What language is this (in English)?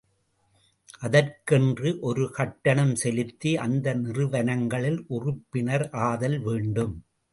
Tamil